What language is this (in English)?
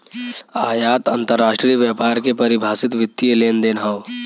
Bhojpuri